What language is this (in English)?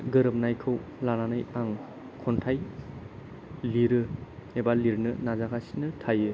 Bodo